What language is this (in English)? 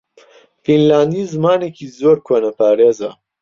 Central Kurdish